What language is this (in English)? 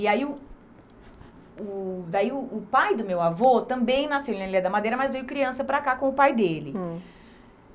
Portuguese